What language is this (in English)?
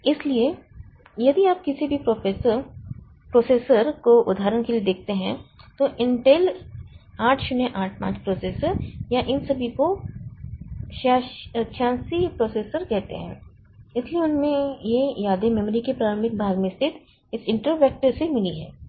Hindi